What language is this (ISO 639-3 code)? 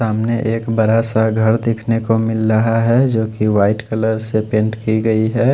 hin